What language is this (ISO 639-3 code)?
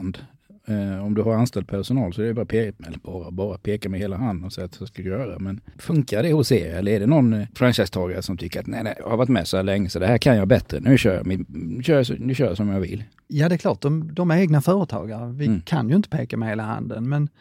swe